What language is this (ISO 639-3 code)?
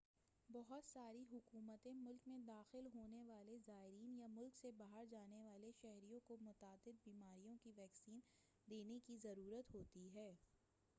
urd